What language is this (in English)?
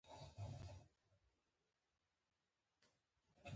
Pashto